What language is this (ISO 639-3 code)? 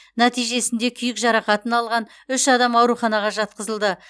kaz